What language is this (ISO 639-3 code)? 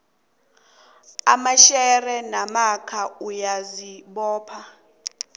nbl